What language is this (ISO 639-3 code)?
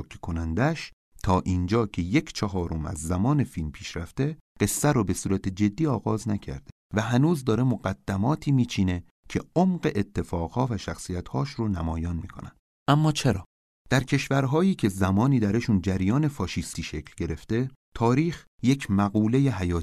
fas